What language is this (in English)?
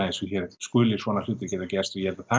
Icelandic